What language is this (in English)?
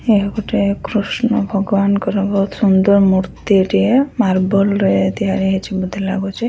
Odia